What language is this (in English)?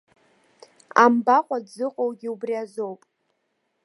Abkhazian